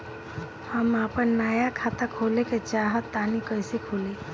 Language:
Bhojpuri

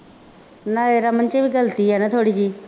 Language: Punjabi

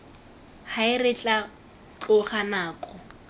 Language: Tswana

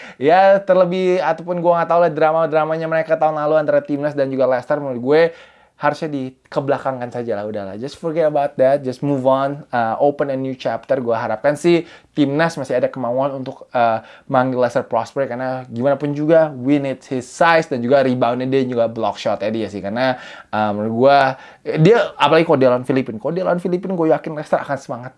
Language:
Indonesian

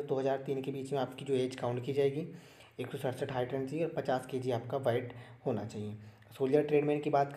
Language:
Hindi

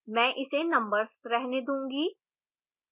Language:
Hindi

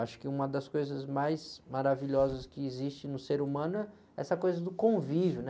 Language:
Portuguese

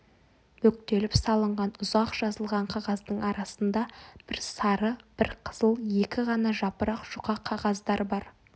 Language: Kazakh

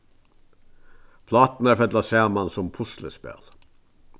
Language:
Faroese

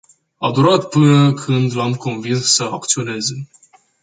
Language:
Romanian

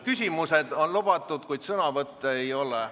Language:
Estonian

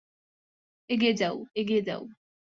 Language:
Bangla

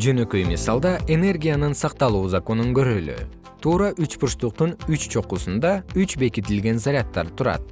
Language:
Kyrgyz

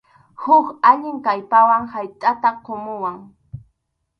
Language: Arequipa-La Unión Quechua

